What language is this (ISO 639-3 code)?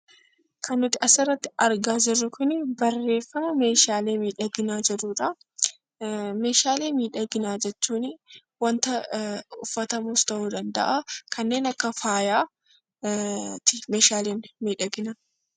orm